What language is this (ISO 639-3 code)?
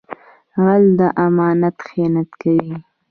pus